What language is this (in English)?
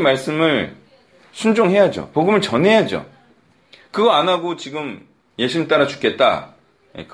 Korean